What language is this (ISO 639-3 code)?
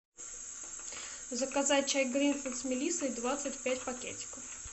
rus